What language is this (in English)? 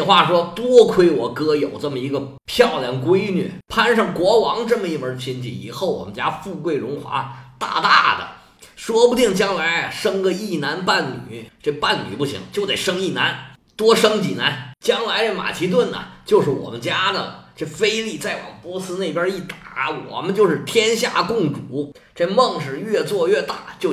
Chinese